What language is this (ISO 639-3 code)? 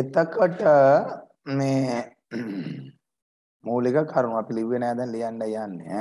tha